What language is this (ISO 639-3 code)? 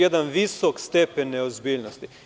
srp